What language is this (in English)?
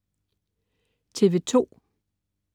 Danish